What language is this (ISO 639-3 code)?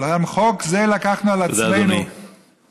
heb